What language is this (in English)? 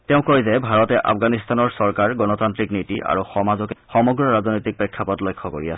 Assamese